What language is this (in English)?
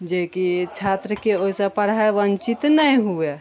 Maithili